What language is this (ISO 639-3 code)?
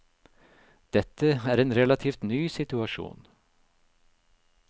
nor